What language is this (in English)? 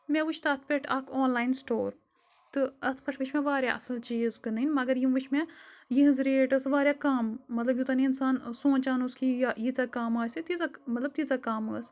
Kashmiri